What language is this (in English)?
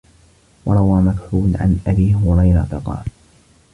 Arabic